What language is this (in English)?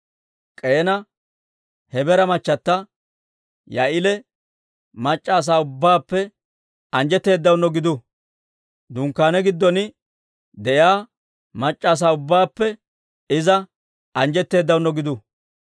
Dawro